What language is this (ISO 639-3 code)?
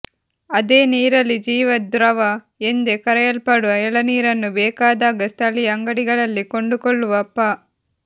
kan